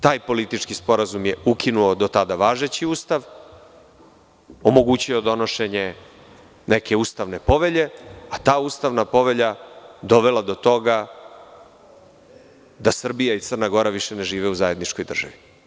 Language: Serbian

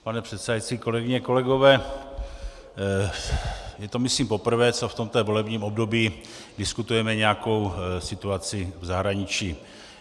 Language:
Czech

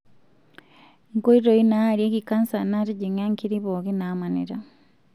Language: Masai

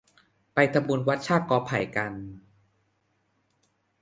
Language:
Thai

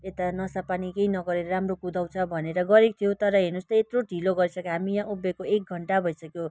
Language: Nepali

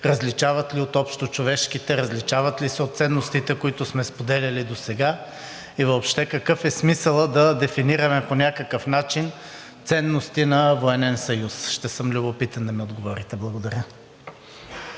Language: Bulgarian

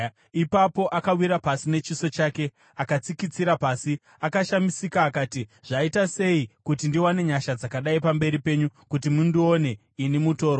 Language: Shona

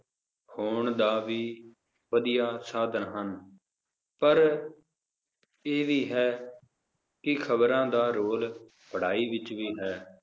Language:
Punjabi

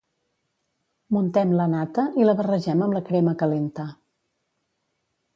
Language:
Catalan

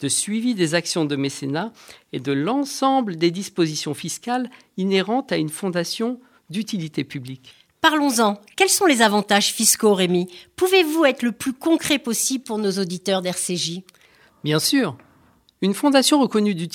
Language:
French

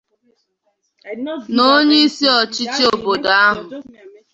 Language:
Igbo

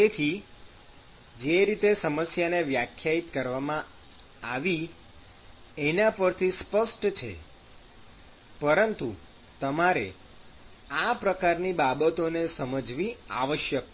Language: Gujarati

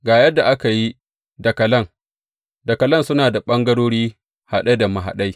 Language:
Hausa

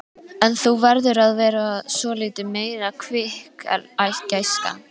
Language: Icelandic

